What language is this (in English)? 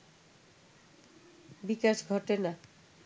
Bangla